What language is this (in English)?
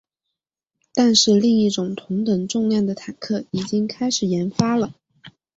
Chinese